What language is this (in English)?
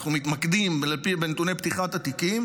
Hebrew